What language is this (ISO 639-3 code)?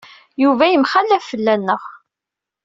kab